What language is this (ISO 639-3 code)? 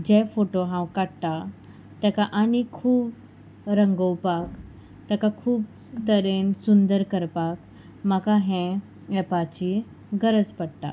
kok